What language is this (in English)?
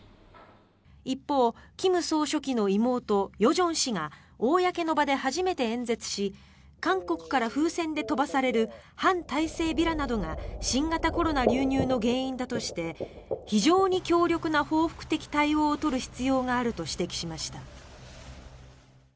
Japanese